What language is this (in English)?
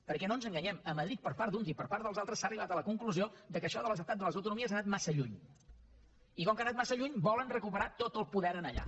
Catalan